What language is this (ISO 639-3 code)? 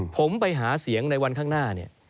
tha